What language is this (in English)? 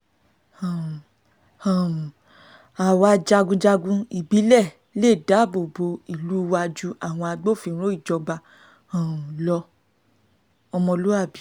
Yoruba